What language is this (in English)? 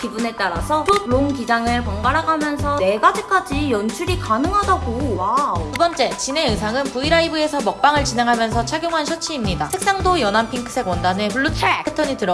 Korean